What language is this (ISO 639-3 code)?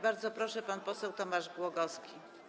pol